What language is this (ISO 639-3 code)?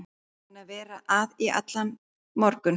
isl